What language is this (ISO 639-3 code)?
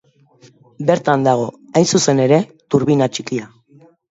eus